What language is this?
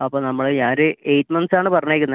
Malayalam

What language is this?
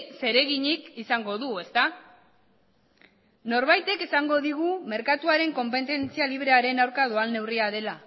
Basque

